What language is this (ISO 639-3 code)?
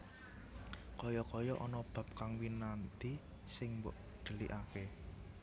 jav